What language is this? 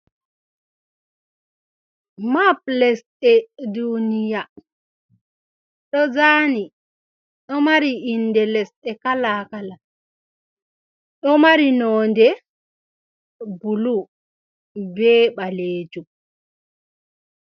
Fula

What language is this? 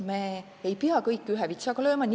Estonian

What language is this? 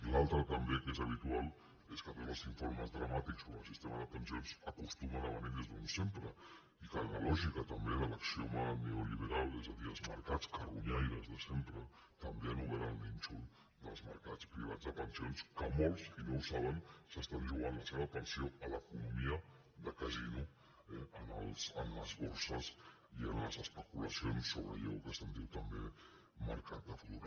Catalan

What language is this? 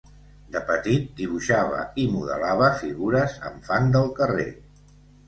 Catalan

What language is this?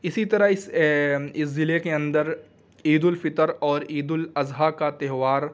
Urdu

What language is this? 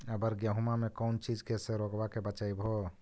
Magahi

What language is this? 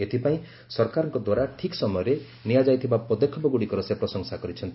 Odia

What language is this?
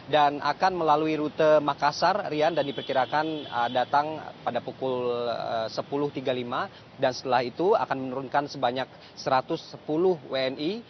Indonesian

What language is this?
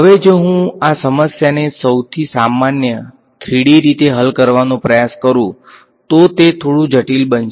Gujarati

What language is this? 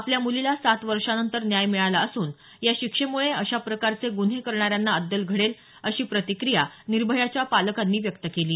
Marathi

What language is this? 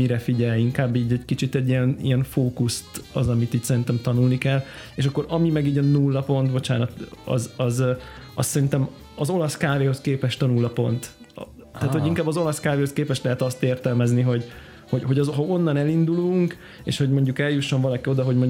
Hungarian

